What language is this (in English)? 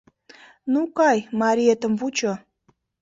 Mari